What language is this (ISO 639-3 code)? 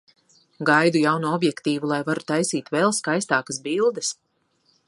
lav